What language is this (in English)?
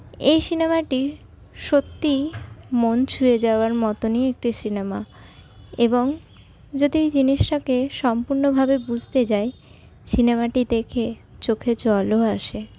Bangla